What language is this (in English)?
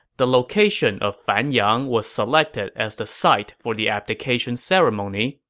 English